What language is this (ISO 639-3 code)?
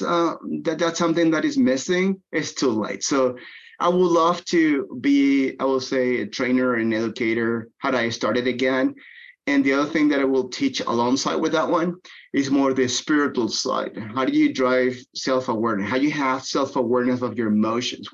eng